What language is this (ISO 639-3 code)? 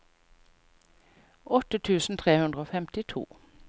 nor